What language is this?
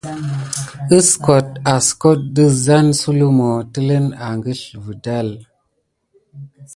Gidar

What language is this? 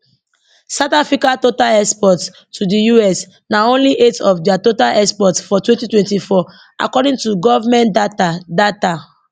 Nigerian Pidgin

